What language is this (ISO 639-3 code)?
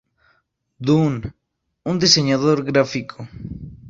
spa